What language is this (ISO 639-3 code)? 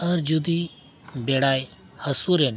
sat